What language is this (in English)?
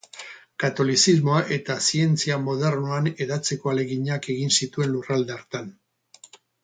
Basque